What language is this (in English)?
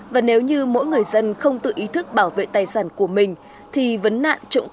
Vietnamese